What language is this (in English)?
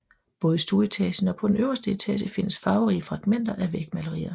Danish